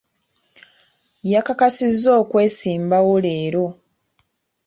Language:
Ganda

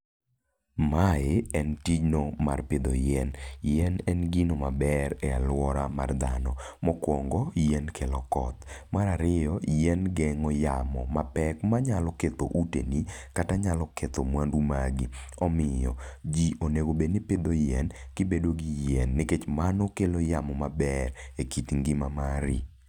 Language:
Luo (Kenya and Tanzania)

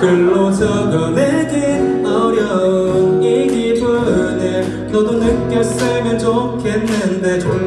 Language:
Korean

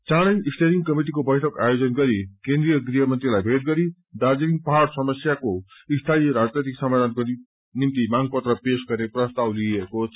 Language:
Nepali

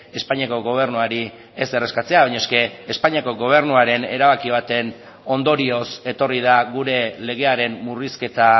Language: Basque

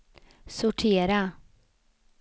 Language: Swedish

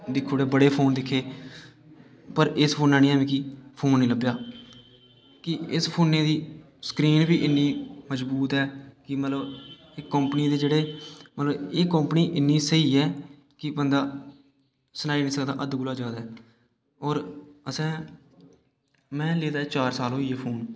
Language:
Dogri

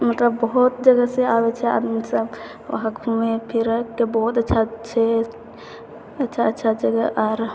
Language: Maithili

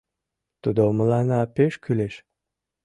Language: Mari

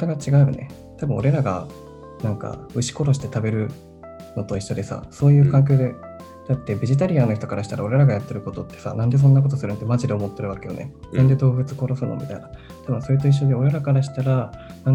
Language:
Japanese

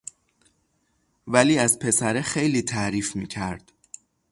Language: Persian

